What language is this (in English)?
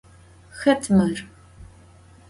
Adyghe